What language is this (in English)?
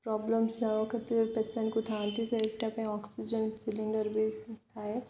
Odia